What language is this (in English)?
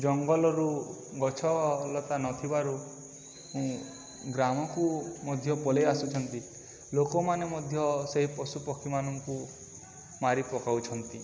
Odia